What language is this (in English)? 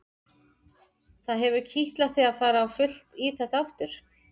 Icelandic